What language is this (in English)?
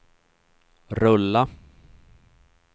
Swedish